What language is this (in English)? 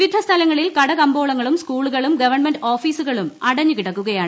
Malayalam